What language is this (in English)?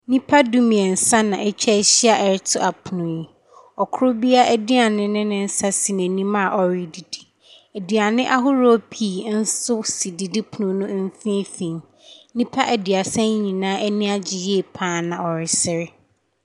Akan